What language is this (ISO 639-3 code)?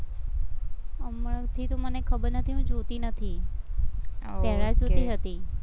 guj